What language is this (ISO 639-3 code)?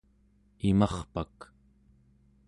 esu